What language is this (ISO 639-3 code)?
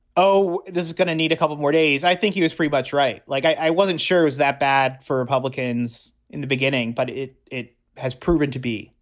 eng